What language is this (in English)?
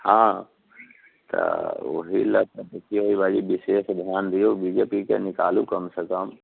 Maithili